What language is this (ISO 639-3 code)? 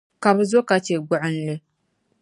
dag